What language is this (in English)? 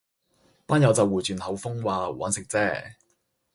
Cantonese